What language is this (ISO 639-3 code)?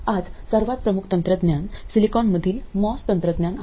mar